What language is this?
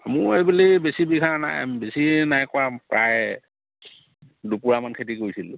Assamese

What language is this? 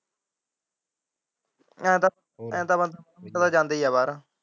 Punjabi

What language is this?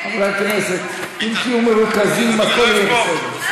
Hebrew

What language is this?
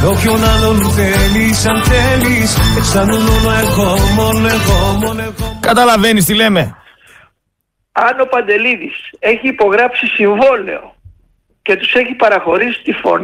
Greek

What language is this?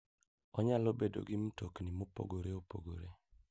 Luo (Kenya and Tanzania)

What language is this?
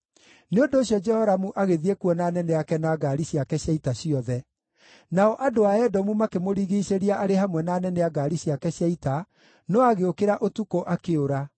Kikuyu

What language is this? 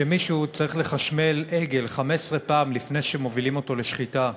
Hebrew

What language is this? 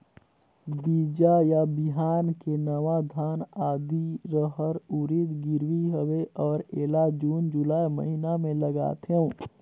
Chhattisgarhi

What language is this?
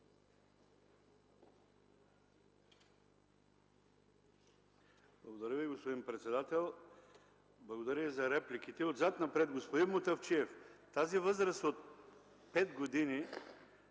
Bulgarian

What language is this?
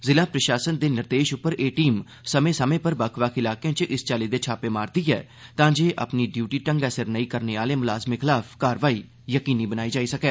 Dogri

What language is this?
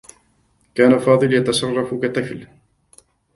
Arabic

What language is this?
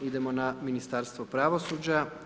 Croatian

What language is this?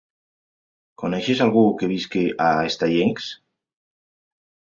Catalan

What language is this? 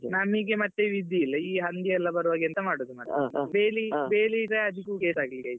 Kannada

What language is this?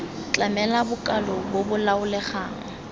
Tswana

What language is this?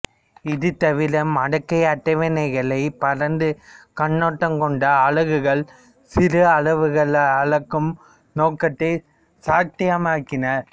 Tamil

